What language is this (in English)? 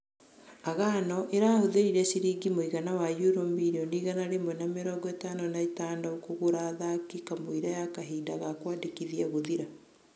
Kikuyu